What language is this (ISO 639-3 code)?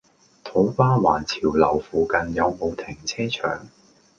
yue